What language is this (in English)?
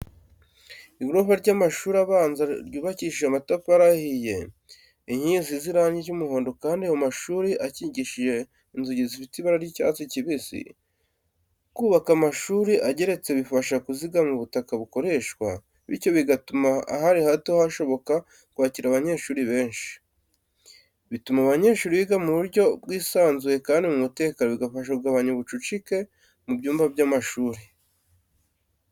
Kinyarwanda